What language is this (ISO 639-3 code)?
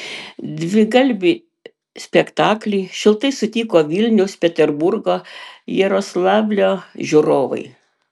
lit